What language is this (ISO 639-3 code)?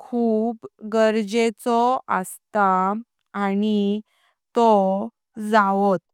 kok